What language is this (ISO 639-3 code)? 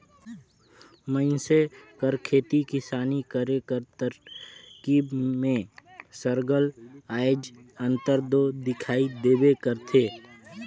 hne